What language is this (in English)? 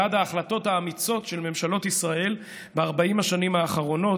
Hebrew